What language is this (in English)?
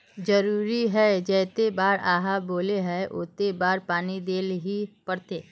Magahi